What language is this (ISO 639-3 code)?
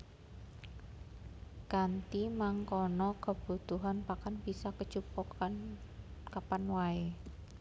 jav